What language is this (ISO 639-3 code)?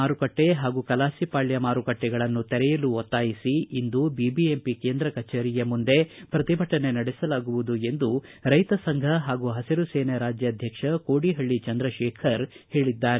kan